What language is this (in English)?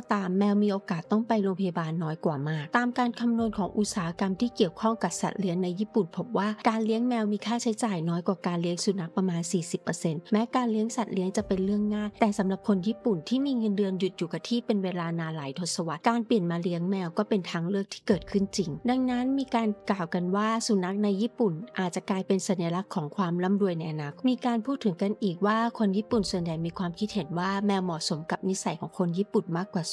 Thai